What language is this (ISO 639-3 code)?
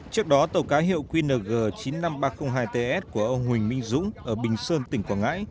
vie